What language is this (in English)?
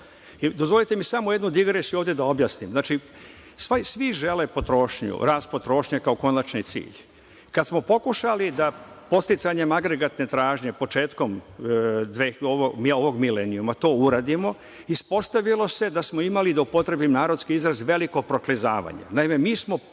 Serbian